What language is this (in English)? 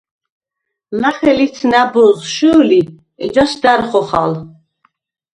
Svan